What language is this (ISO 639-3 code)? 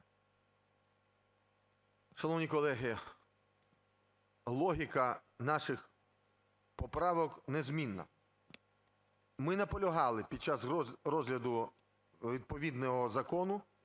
ukr